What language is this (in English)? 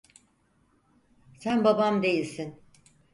Turkish